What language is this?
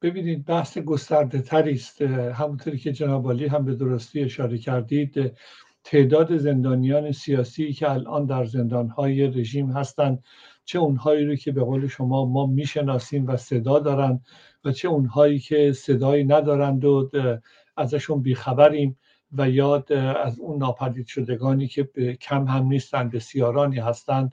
Persian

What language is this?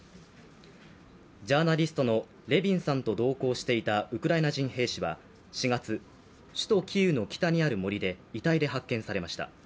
Japanese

